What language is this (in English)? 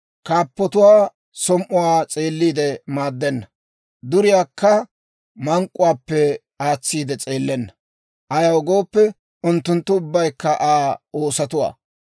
Dawro